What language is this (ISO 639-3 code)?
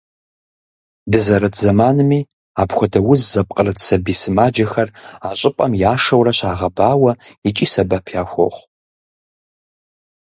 kbd